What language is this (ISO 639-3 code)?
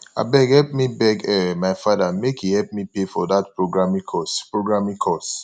pcm